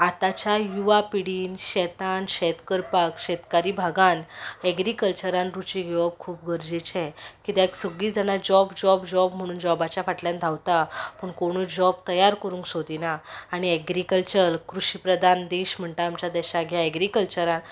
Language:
Konkani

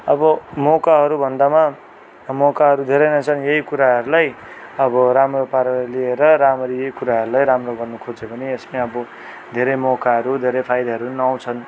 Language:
Nepali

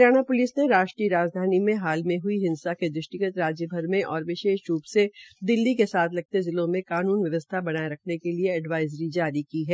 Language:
Hindi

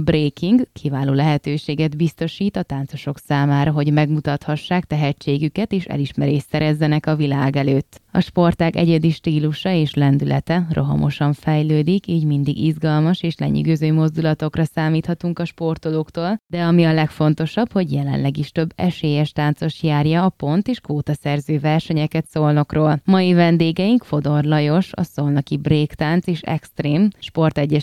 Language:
Hungarian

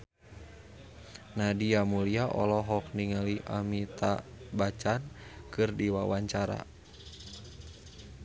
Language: Sundanese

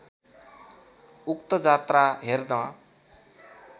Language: Nepali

